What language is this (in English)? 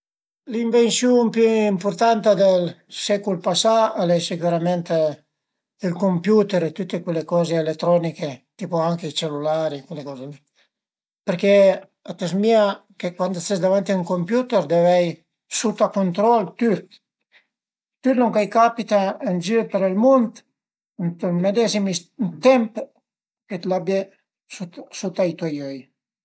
Piedmontese